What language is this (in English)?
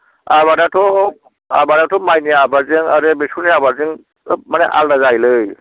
Bodo